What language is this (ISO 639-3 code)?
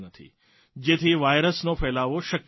guj